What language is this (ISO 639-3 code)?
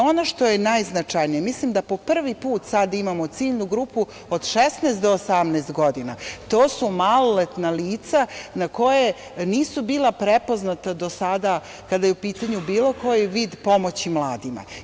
srp